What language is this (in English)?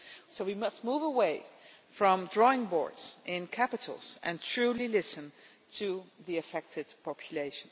English